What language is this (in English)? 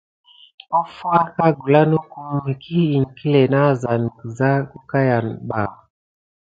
Gidar